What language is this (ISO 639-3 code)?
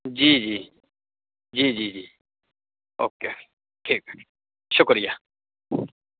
urd